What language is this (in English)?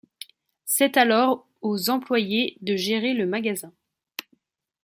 French